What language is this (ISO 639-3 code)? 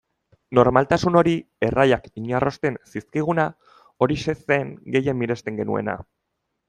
eus